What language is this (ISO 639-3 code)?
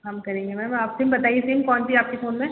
hin